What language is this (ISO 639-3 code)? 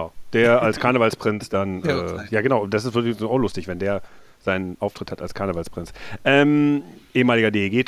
deu